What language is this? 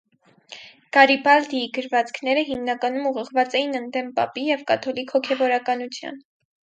Armenian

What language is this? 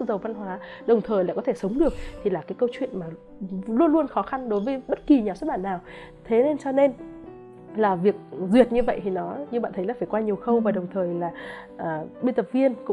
Vietnamese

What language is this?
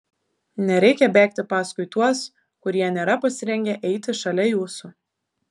Lithuanian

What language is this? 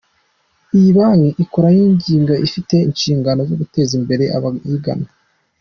Kinyarwanda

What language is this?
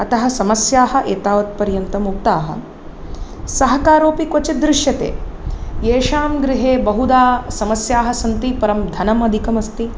Sanskrit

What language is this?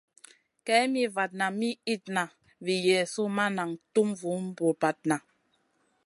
Masana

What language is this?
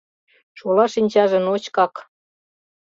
Mari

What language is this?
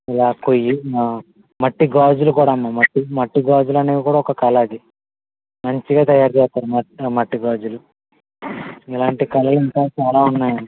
Telugu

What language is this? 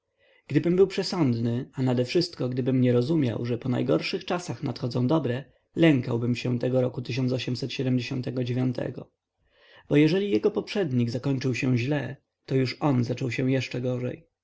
Polish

